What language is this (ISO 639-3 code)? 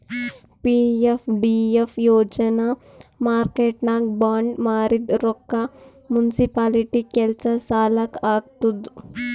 kan